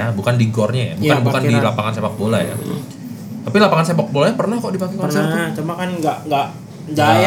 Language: Indonesian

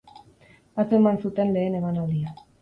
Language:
Basque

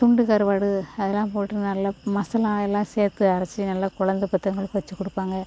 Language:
Tamil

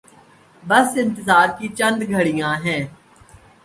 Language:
Urdu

